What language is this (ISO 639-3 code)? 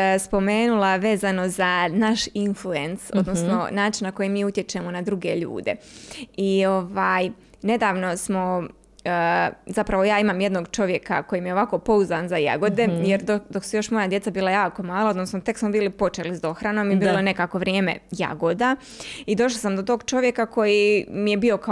hrv